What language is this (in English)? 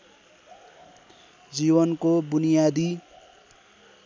Nepali